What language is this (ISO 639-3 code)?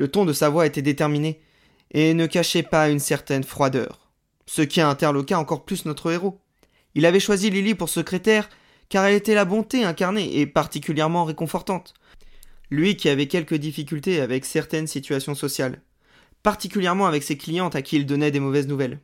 fra